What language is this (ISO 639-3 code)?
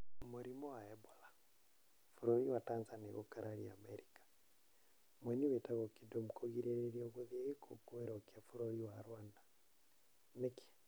kik